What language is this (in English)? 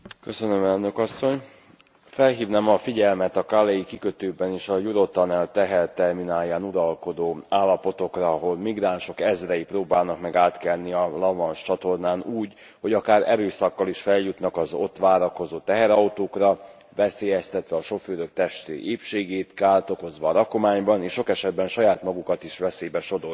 Hungarian